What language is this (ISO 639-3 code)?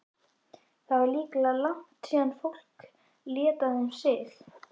isl